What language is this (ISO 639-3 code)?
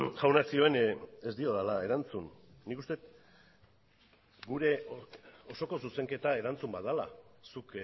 eus